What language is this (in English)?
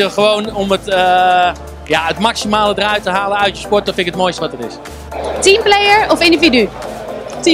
Dutch